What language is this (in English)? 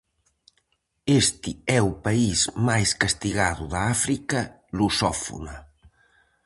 Galician